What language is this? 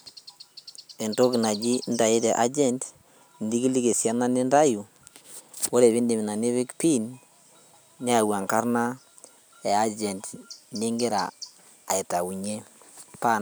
Masai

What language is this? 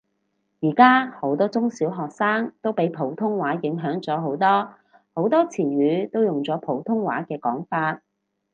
Cantonese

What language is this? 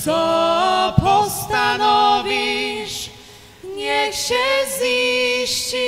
Polish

